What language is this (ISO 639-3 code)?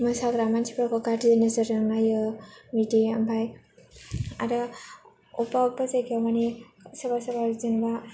brx